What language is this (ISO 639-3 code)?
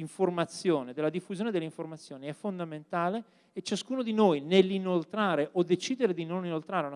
ita